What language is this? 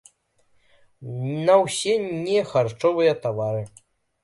Belarusian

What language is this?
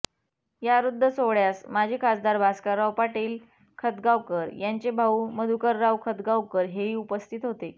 Marathi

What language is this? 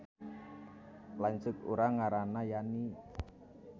Sundanese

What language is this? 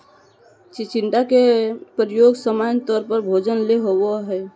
Magahi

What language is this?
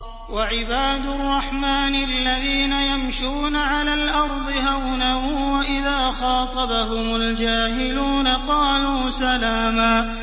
Arabic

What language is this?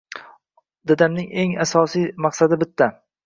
Uzbek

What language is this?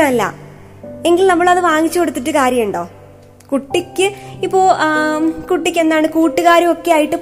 Malayalam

